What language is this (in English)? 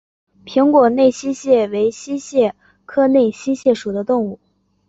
Chinese